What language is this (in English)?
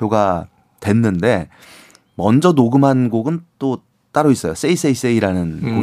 Korean